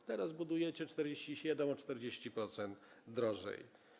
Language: Polish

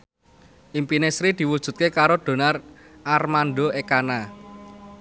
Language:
Javanese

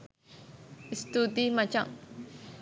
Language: Sinhala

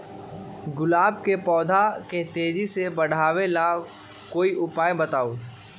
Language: Magahi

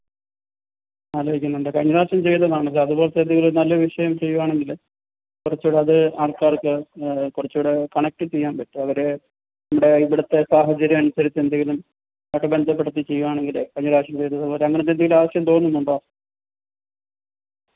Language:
Malayalam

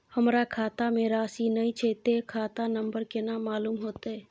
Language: Maithili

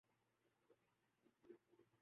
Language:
Urdu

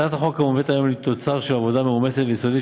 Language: Hebrew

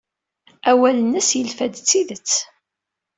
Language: Kabyle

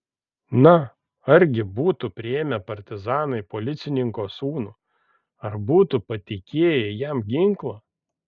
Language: Lithuanian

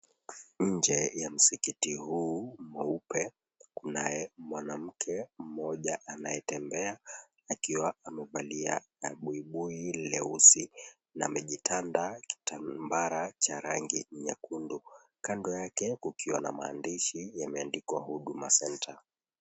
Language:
Swahili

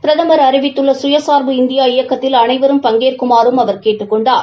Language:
Tamil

